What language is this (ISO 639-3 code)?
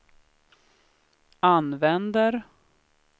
swe